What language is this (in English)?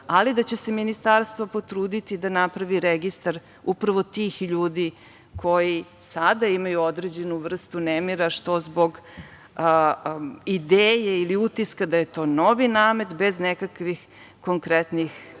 Serbian